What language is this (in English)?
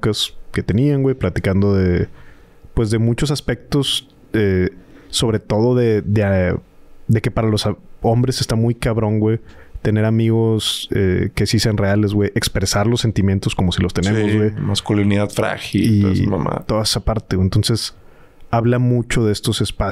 Spanish